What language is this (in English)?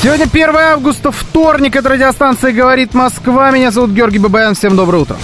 Russian